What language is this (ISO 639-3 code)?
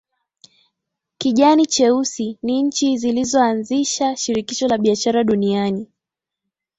swa